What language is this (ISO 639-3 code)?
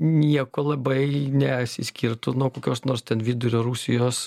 lit